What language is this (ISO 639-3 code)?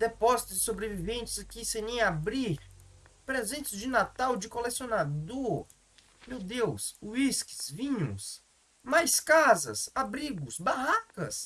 por